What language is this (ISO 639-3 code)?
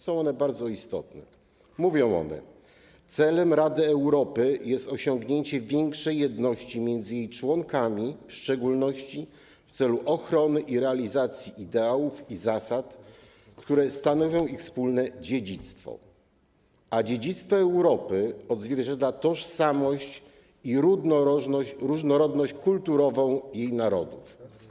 pol